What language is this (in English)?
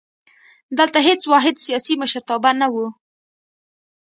Pashto